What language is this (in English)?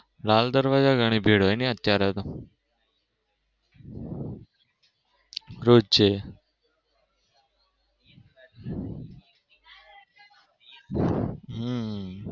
Gujarati